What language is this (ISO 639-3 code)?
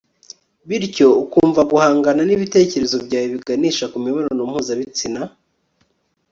kin